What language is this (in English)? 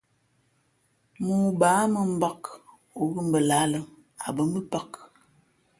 Fe'fe'